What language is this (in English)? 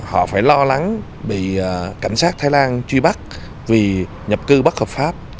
Vietnamese